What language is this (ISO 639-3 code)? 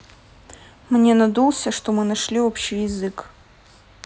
rus